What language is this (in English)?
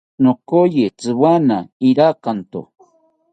South Ucayali Ashéninka